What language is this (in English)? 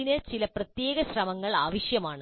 Malayalam